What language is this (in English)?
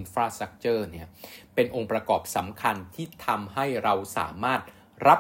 Thai